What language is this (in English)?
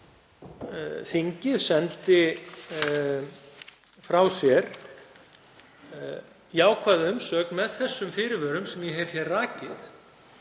Icelandic